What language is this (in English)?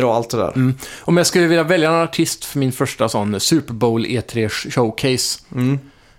Swedish